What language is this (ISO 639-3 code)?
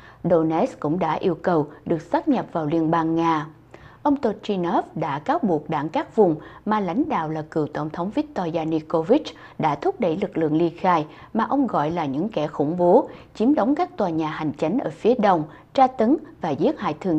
vie